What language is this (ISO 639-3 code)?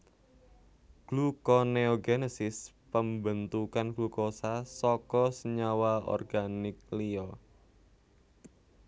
jav